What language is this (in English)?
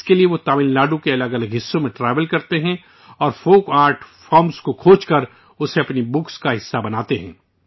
Urdu